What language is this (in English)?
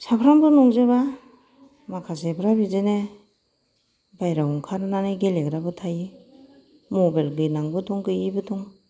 Bodo